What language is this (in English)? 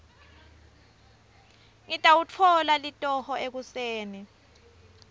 Swati